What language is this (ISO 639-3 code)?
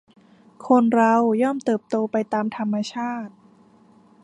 tha